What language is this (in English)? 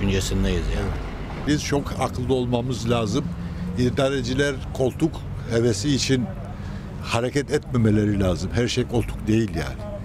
Turkish